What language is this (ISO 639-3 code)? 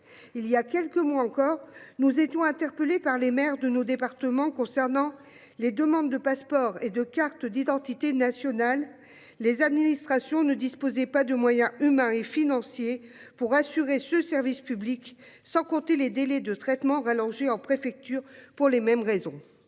fra